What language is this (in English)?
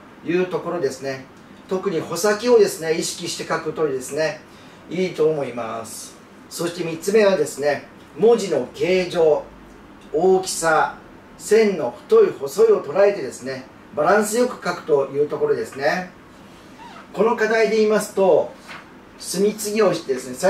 Japanese